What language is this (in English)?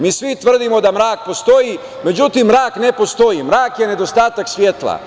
Serbian